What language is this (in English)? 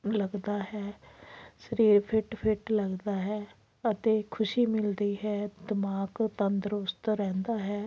Punjabi